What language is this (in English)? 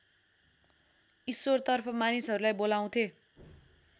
Nepali